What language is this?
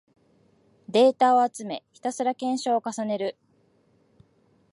Japanese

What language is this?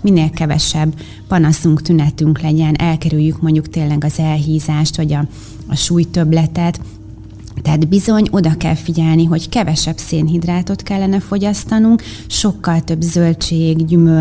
Hungarian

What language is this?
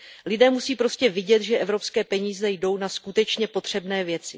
Czech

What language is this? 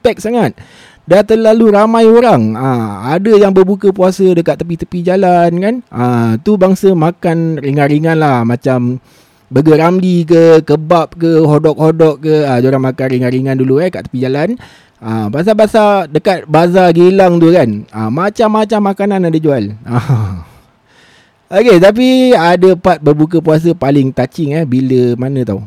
Malay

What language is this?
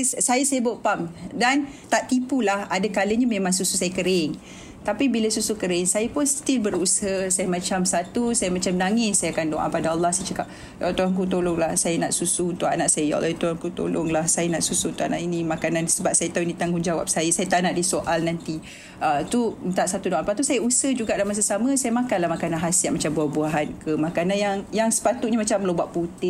Malay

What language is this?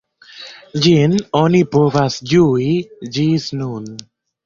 Esperanto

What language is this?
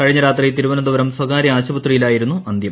Malayalam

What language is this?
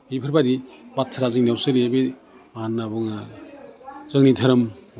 Bodo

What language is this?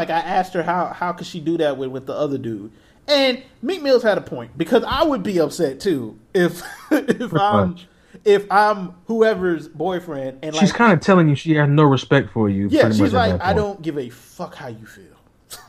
English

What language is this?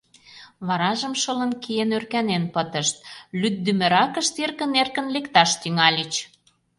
Mari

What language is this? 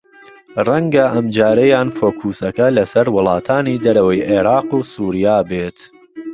Central Kurdish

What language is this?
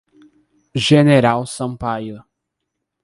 Portuguese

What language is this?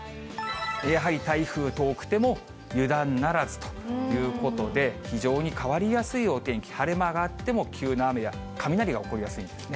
Japanese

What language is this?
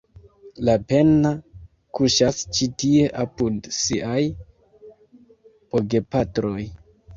Esperanto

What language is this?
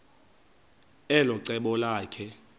Xhosa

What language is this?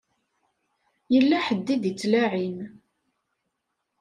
Kabyle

